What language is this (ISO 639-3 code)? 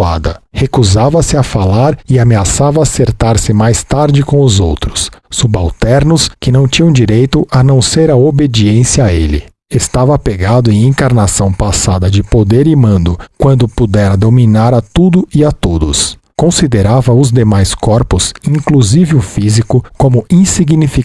por